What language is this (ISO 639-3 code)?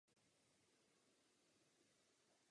ces